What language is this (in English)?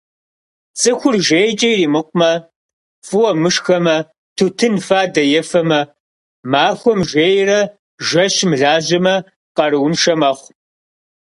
Kabardian